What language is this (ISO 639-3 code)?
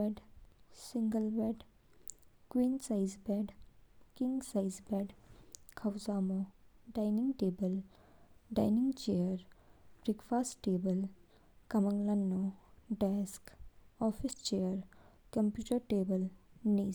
kfk